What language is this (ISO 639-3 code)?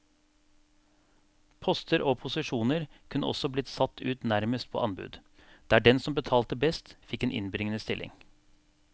nor